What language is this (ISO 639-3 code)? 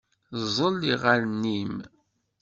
kab